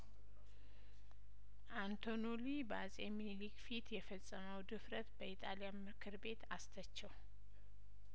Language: Amharic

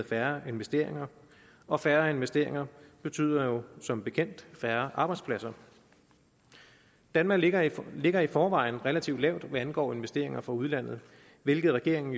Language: Danish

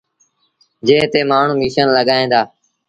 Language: Sindhi Bhil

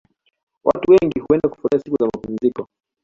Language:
Swahili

